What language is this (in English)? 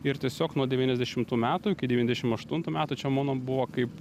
Lithuanian